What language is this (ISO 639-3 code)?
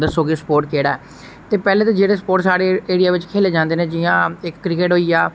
doi